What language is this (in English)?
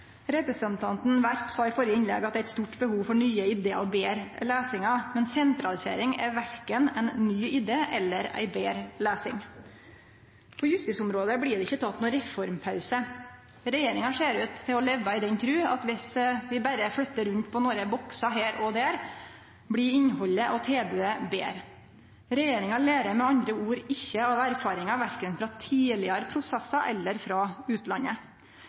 Norwegian Nynorsk